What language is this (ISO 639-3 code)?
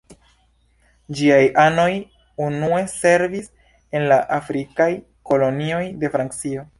epo